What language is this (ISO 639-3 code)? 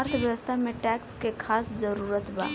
bho